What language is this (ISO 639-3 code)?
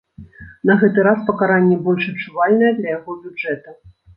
bel